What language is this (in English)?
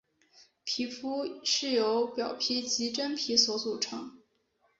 Chinese